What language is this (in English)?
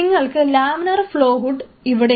Malayalam